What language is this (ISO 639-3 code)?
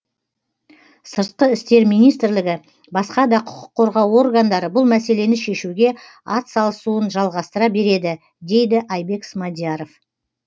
kaz